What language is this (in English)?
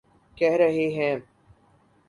Urdu